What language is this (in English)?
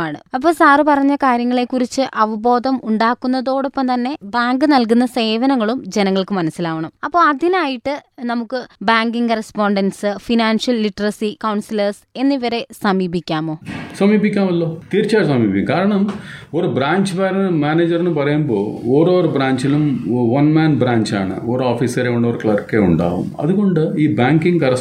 Malayalam